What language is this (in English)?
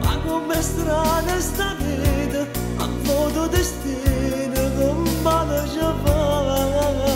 Korean